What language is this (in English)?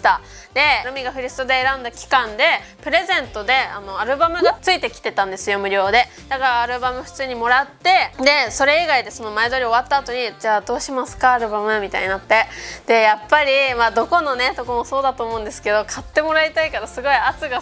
Japanese